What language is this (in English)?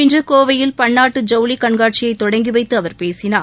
Tamil